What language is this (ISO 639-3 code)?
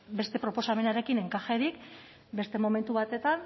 eus